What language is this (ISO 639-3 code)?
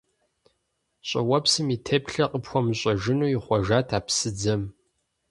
kbd